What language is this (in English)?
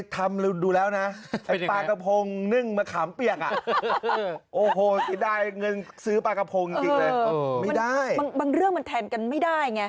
Thai